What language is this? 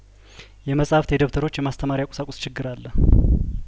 Amharic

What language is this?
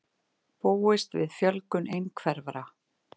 Icelandic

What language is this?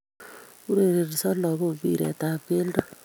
Kalenjin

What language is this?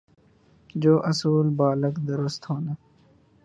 Urdu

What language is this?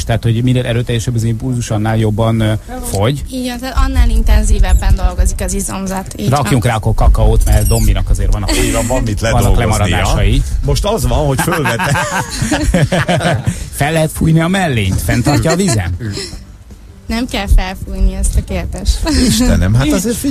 Hungarian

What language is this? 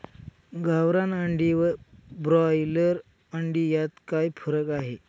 Marathi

